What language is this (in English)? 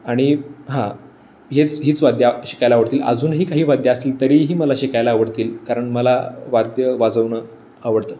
Marathi